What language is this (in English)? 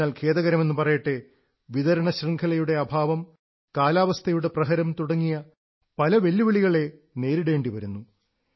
Malayalam